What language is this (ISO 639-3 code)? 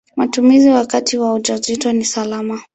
swa